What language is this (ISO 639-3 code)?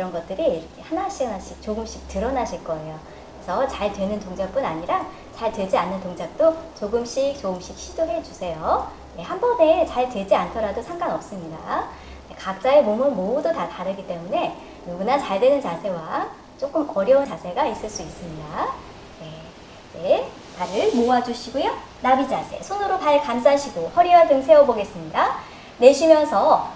kor